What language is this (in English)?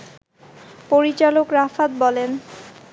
Bangla